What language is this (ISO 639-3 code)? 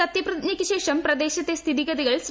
mal